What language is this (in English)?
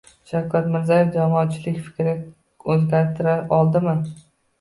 Uzbek